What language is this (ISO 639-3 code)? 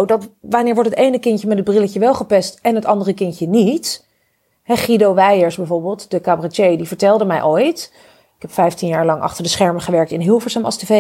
nld